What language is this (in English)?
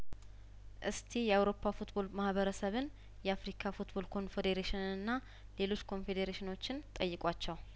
Amharic